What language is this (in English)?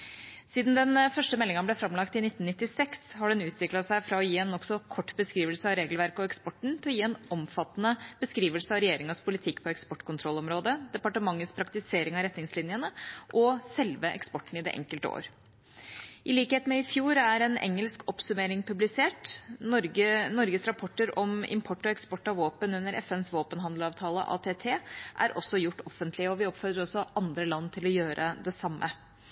Norwegian Bokmål